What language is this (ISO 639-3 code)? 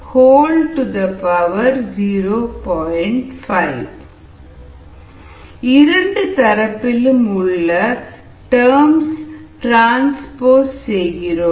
tam